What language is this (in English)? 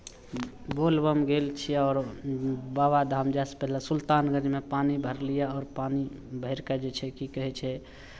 Maithili